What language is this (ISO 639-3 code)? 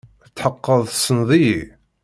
kab